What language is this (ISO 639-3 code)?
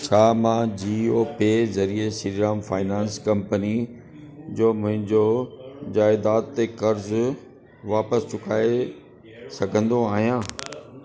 snd